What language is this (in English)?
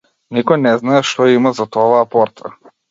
Macedonian